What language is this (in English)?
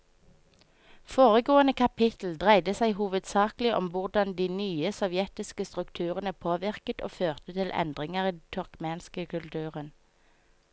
Norwegian